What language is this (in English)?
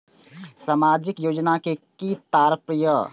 Maithili